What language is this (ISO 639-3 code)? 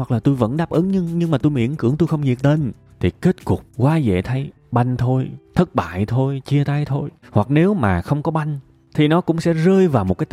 vie